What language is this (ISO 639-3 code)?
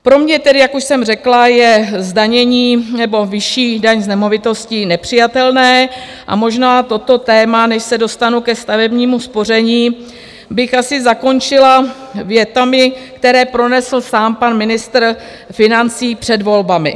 ces